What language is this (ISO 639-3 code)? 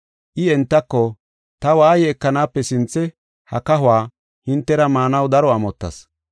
gof